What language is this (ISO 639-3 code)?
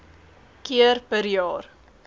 afr